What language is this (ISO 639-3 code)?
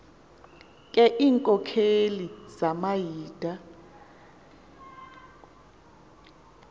xho